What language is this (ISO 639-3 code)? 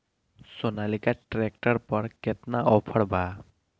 bho